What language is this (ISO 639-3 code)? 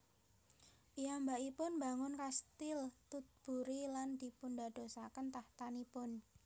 jav